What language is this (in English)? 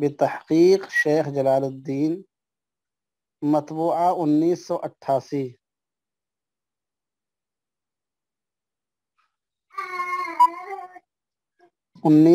Arabic